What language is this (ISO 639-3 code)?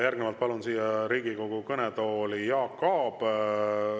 est